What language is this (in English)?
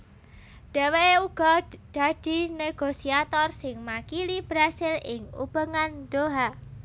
Javanese